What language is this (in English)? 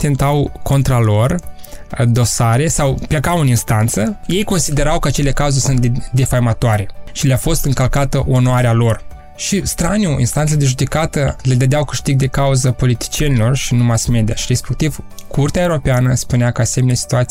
Romanian